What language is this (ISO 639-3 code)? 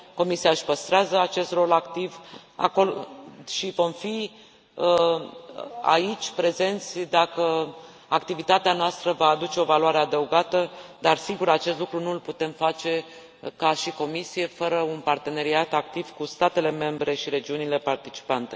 ron